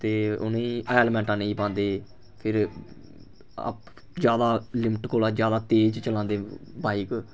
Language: Dogri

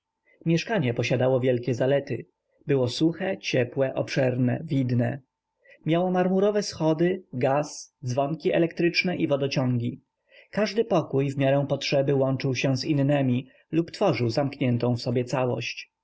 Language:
Polish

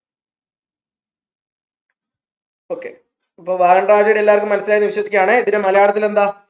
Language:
Malayalam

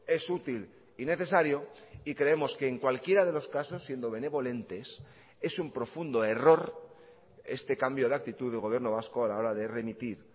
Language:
Spanish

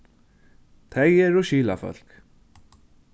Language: Faroese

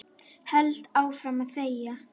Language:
Icelandic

